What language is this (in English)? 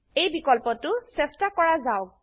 Assamese